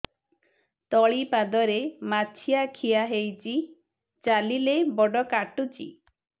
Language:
Odia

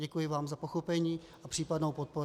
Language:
Czech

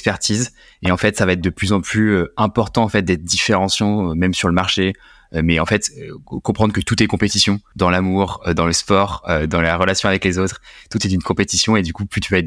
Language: French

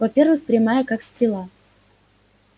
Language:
Russian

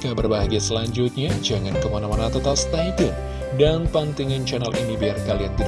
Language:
Indonesian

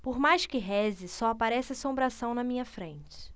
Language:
Portuguese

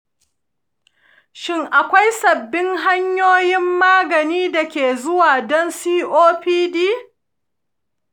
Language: Hausa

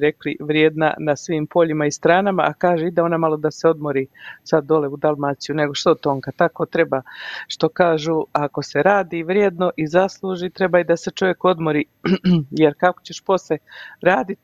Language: Croatian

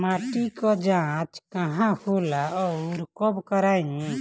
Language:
Bhojpuri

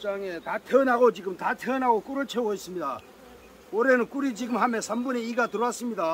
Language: Korean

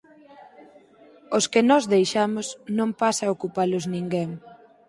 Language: Galician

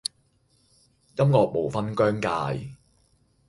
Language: Cantonese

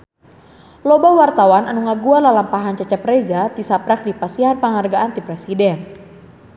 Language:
Sundanese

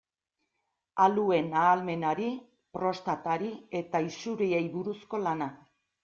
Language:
Basque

